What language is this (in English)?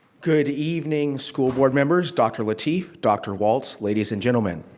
English